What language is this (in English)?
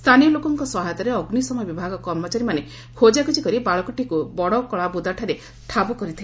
Odia